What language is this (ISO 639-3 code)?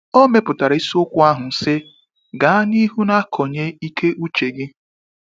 ibo